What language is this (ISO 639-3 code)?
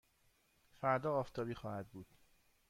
fas